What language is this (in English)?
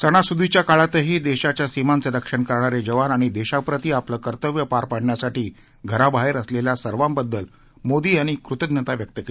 Marathi